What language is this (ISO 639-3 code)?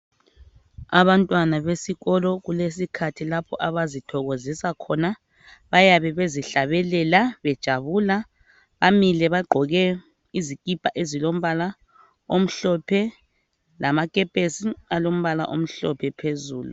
nde